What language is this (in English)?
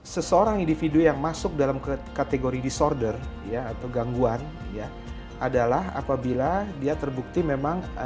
Indonesian